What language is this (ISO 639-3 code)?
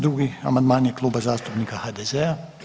hrv